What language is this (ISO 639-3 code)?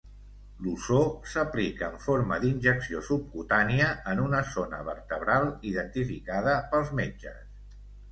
cat